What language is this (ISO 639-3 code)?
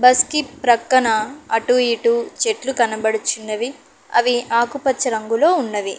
tel